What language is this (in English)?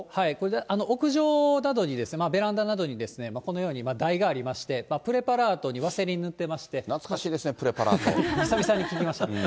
Japanese